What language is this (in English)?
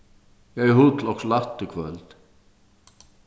Faroese